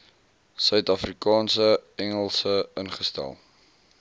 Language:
Afrikaans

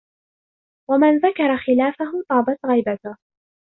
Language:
Arabic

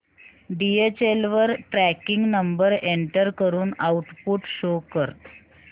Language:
Marathi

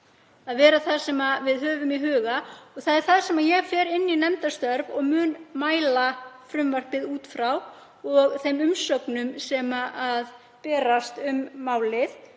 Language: Icelandic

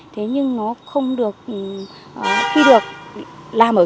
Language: Vietnamese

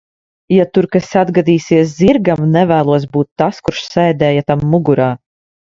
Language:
Latvian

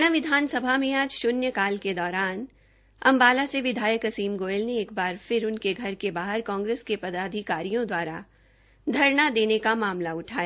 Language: Hindi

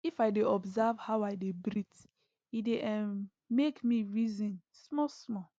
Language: Nigerian Pidgin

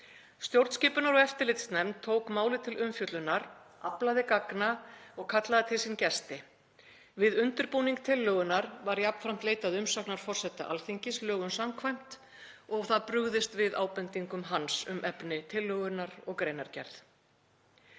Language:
Icelandic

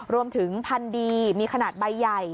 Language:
Thai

